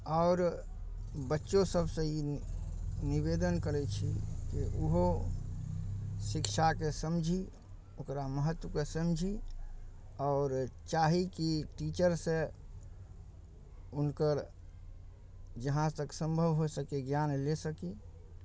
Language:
Maithili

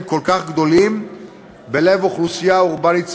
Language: Hebrew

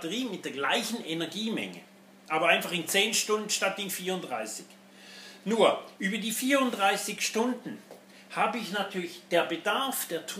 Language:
German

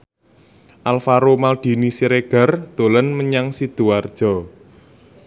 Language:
Javanese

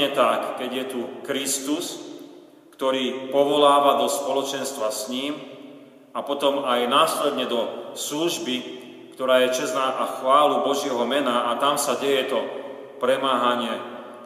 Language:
Slovak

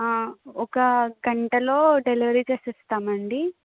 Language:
Telugu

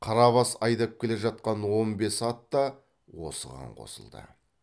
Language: Kazakh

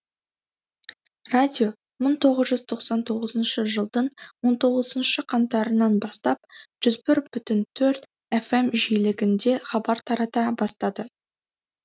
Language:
Kazakh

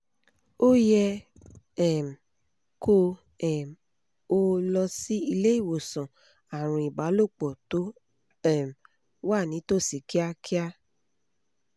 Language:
Yoruba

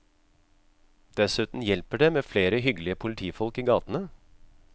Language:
Norwegian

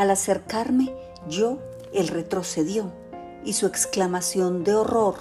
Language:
Spanish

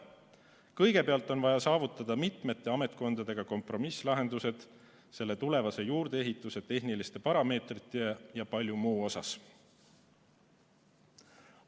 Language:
Estonian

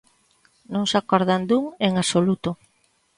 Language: Galician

